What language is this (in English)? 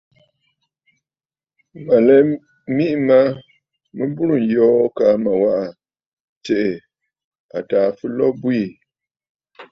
Bafut